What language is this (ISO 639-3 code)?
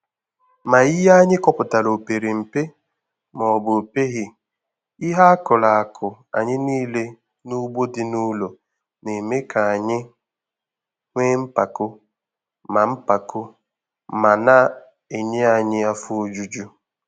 ibo